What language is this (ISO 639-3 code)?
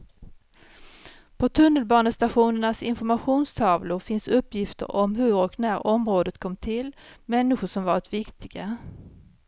swe